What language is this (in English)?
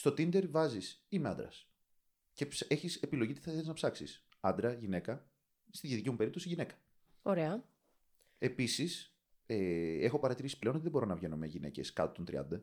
Greek